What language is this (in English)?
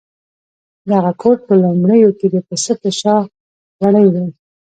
Pashto